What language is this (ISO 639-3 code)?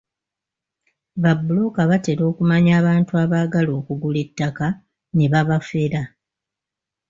lug